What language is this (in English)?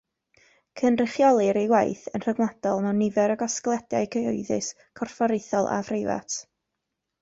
Welsh